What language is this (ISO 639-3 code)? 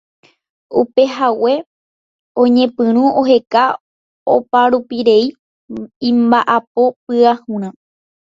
grn